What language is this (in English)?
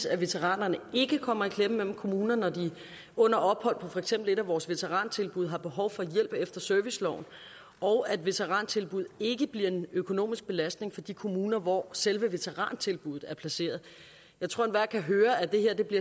Danish